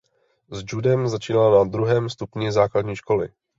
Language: Czech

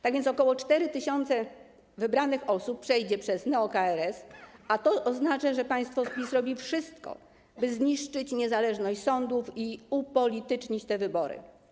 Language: Polish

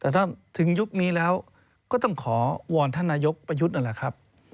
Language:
Thai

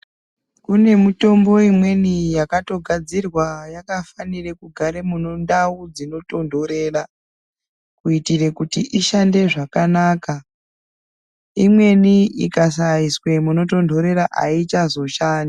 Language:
Ndau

